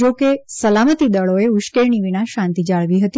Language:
Gujarati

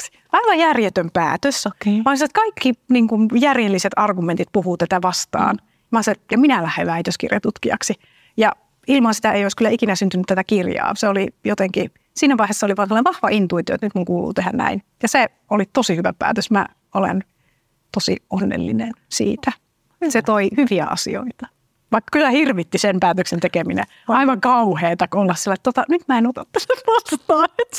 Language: Finnish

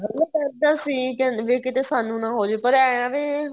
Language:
Punjabi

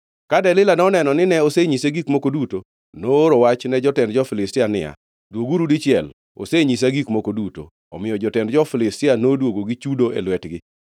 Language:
Luo (Kenya and Tanzania)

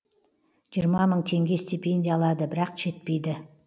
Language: Kazakh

